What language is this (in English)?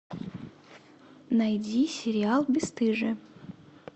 Russian